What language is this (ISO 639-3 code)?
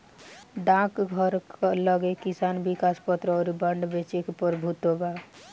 bho